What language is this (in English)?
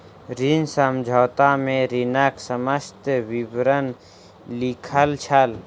Maithili